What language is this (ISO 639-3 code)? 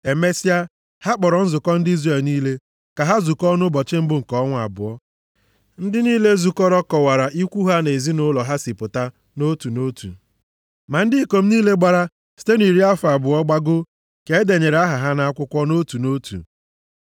ibo